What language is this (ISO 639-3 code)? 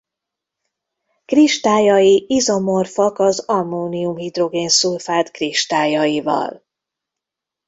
hun